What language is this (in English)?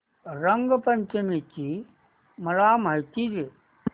Marathi